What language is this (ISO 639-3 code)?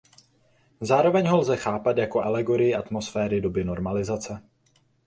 ces